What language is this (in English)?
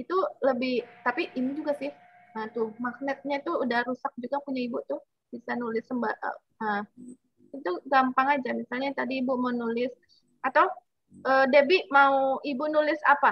Indonesian